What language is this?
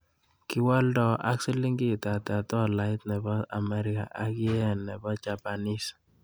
Kalenjin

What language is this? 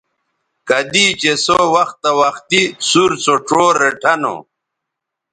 Bateri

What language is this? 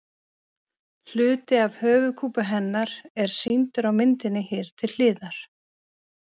Icelandic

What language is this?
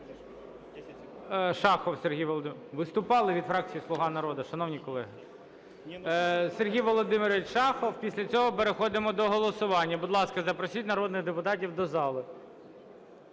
Ukrainian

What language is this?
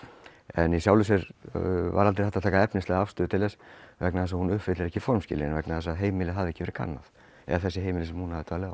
Icelandic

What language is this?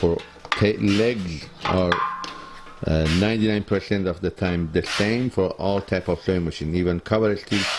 English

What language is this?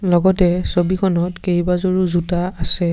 Assamese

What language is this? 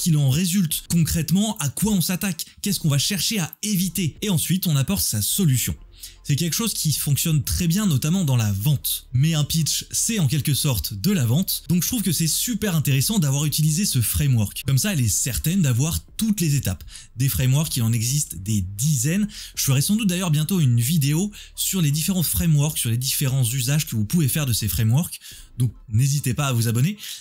French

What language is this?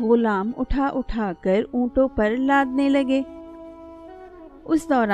Urdu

